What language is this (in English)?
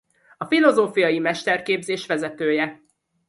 Hungarian